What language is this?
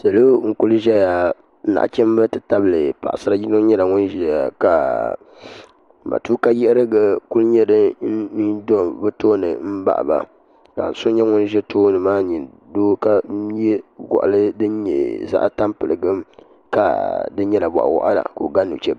Dagbani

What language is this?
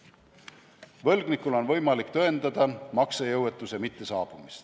Estonian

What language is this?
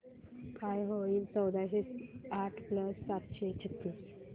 Marathi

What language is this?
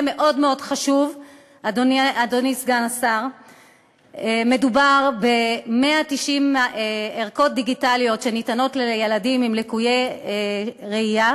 Hebrew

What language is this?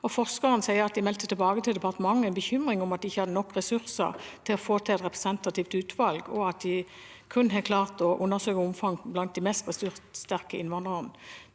Norwegian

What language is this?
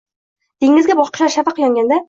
Uzbek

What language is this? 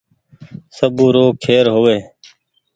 Goaria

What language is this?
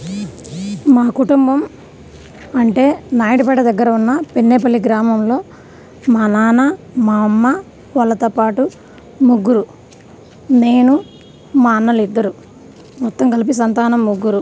Telugu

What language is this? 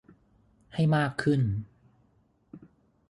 Thai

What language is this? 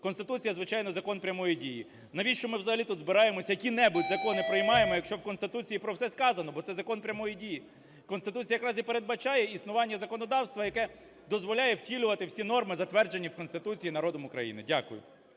Ukrainian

